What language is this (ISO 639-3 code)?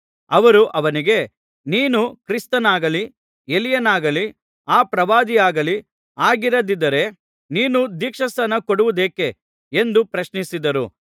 kan